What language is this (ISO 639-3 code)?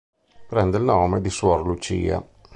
ita